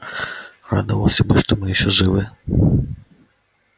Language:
Russian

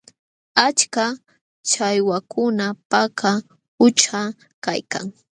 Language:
Jauja Wanca Quechua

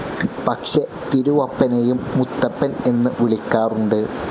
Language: Malayalam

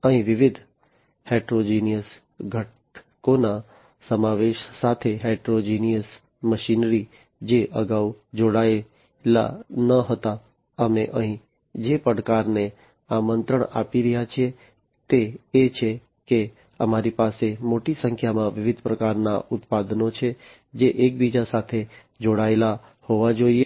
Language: Gujarati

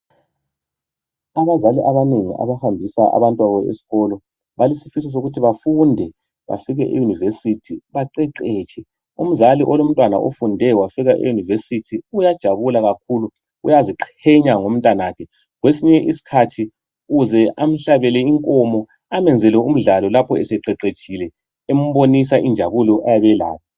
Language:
North Ndebele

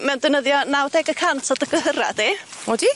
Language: Welsh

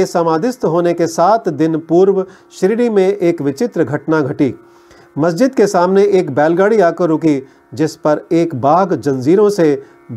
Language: Hindi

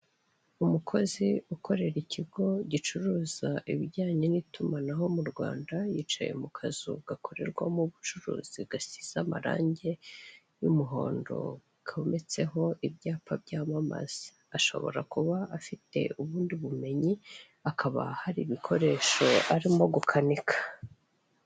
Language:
Kinyarwanda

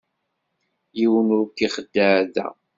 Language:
Kabyle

